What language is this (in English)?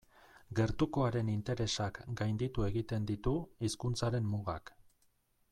Basque